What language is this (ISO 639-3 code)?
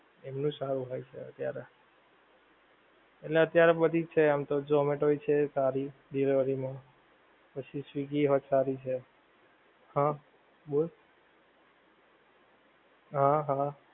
guj